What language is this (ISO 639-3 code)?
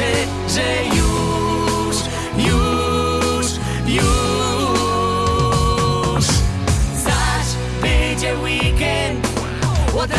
pol